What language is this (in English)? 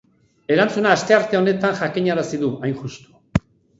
Basque